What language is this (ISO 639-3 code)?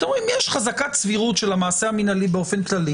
heb